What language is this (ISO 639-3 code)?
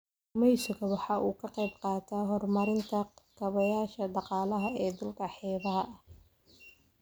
som